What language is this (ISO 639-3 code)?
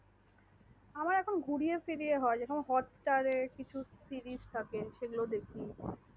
ben